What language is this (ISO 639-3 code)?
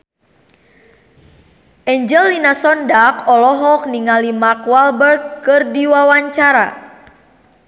sun